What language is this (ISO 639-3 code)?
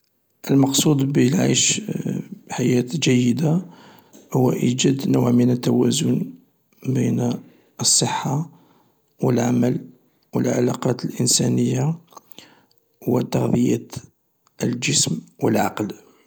arq